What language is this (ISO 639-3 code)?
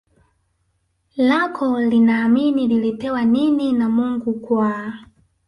swa